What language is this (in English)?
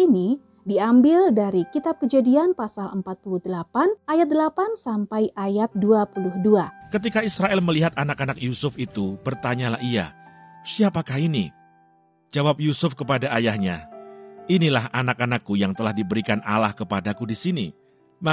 Indonesian